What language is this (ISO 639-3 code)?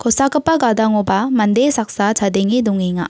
grt